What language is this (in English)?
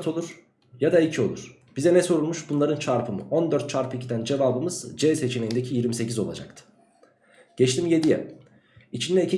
Turkish